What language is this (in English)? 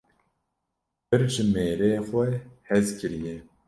Kurdish